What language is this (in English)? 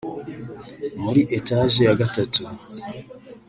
Kinyarwanda